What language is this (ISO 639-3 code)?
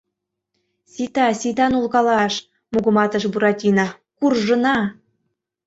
chm